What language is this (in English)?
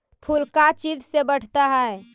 Magahi